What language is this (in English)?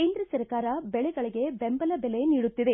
Kannada